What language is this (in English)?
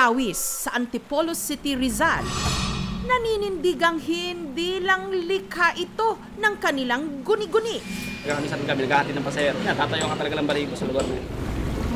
Filipino